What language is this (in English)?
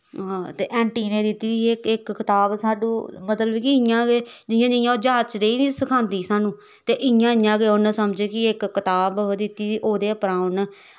Dogri